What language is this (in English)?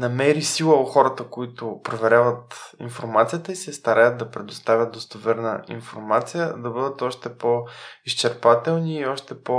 Bulgarian